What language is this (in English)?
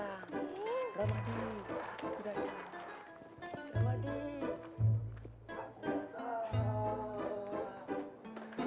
Indonesian